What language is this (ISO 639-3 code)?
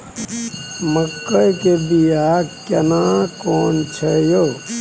mai